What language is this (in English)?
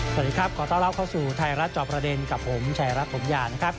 Thai